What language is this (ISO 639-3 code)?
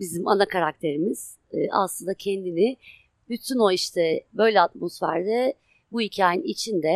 tur